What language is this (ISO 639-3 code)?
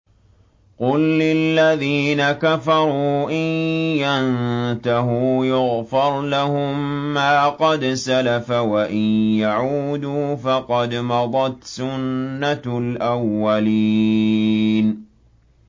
ara